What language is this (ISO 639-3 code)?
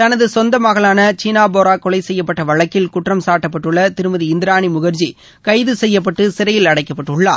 tam